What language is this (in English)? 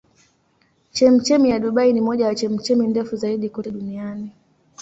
Swahili